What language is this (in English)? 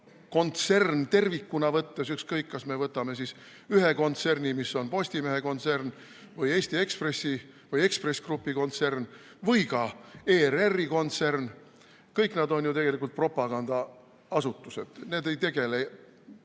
Estonian